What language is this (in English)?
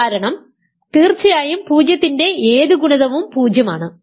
Malayalam